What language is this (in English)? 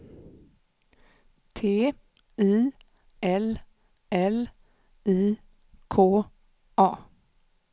Swedish